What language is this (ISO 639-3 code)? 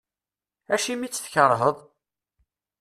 kab